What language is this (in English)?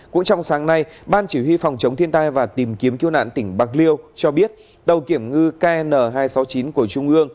Vietnamese